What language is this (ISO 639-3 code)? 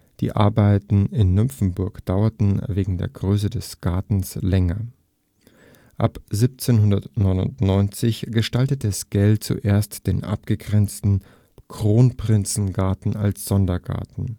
deu